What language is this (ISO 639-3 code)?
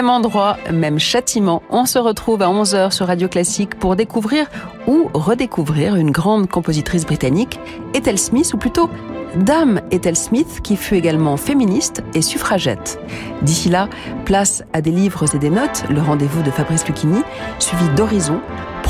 fra